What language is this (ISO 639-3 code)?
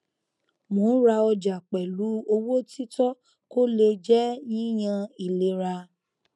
yor